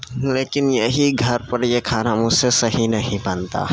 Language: Urdu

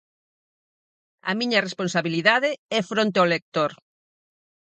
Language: Galician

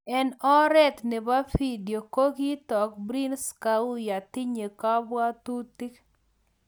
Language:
Kalenjin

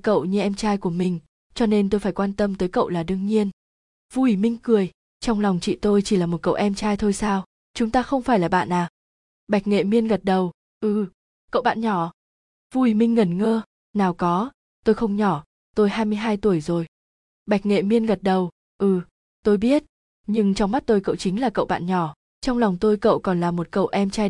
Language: Vietnamese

